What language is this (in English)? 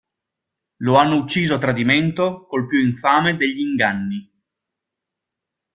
Italian